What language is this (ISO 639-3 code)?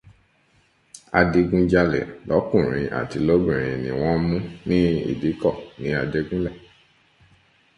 yor